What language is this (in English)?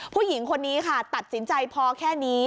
Thai